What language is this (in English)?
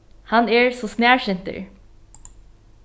Faroese